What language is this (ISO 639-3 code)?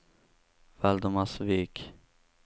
swe